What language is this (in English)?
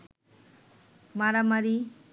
Bangla